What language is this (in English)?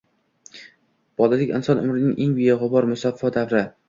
Uzbek